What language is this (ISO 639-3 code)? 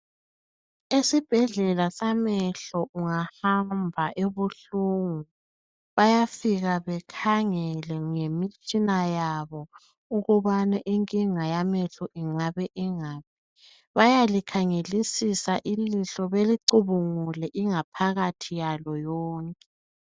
nde